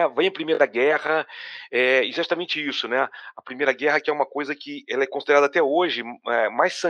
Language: Portuguese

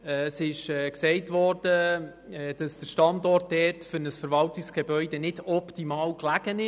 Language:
Swiss German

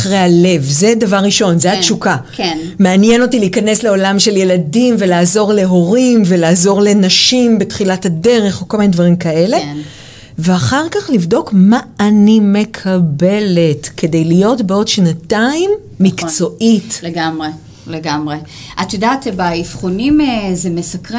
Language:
Hebrew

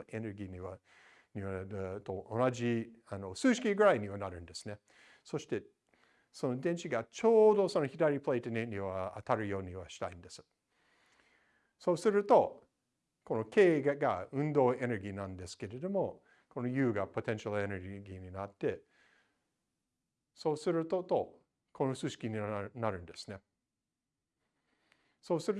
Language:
Japanese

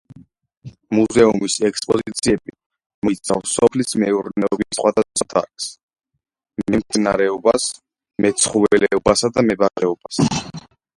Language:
Georgian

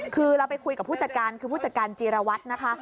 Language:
Thai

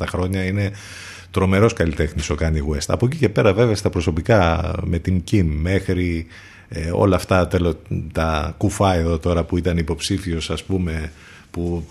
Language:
Greek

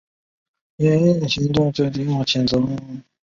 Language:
Chinese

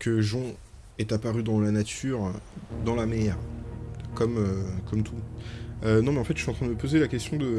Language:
French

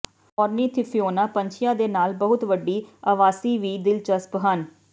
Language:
Punjabi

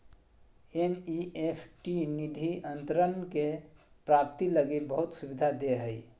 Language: Magahi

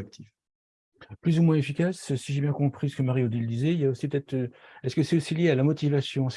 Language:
French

